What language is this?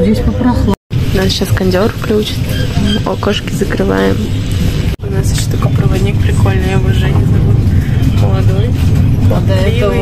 Russian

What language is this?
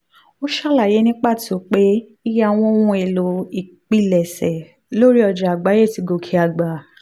Yoruba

